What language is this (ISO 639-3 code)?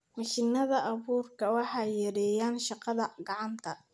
som